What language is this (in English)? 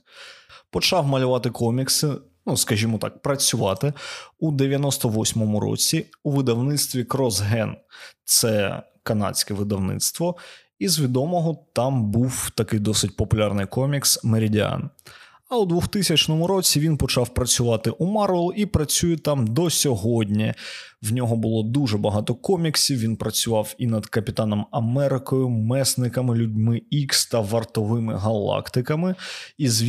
Ukrainian